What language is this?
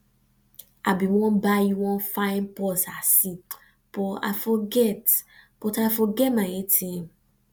Nigerian Pidgin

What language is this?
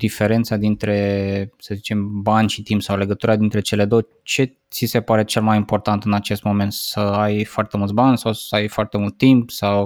Romanian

